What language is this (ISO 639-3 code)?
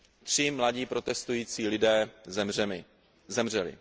ces